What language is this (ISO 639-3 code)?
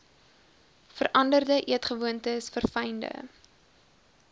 afr